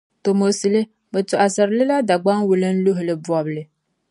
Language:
Dagbani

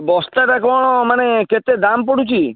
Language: Odia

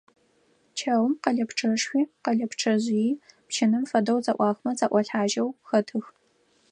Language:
Adyghe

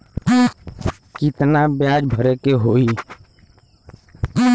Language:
Bhojpuri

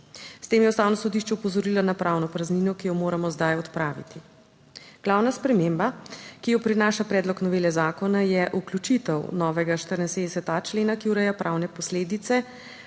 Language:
Slovenian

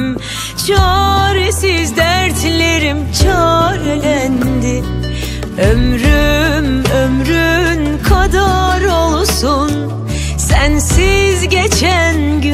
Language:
Turkish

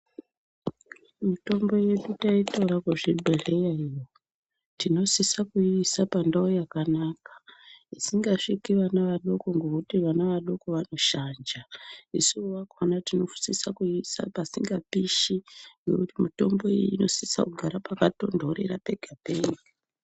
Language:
Ndau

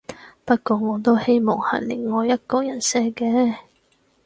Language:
Cantonese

